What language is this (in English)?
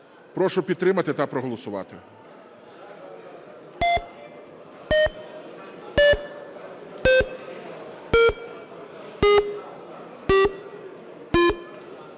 Ukrainian